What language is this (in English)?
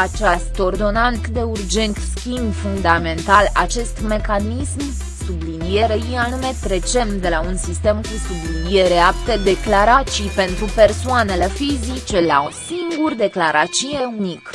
Romanian